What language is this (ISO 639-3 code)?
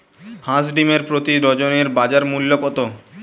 ben